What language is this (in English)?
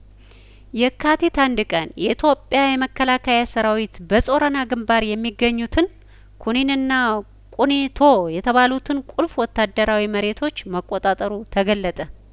Amharic